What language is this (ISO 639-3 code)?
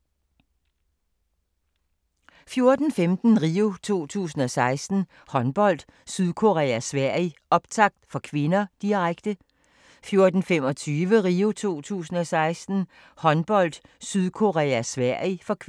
dan